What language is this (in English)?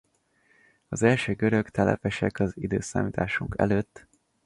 Hungarian